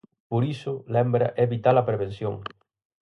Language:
Galician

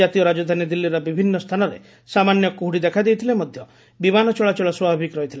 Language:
Odia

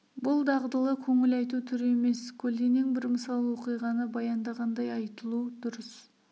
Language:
Kazakh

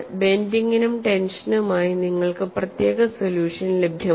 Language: Malayalam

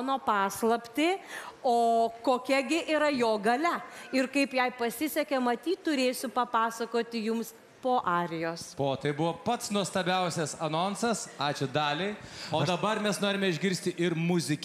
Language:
Portuguese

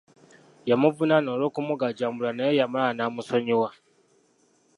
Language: Ganda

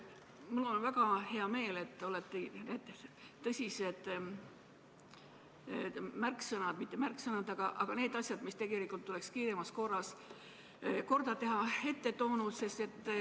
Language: Estonian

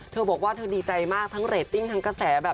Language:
Thai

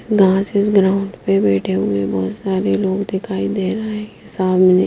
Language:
Hindi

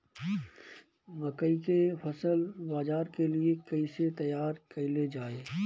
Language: Bhojpuri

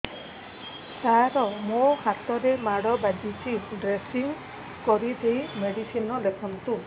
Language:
Odia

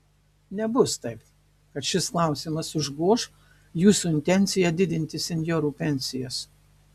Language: Lithuanian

